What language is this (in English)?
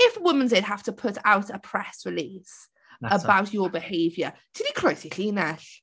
Welsh